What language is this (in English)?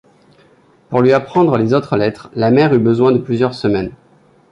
French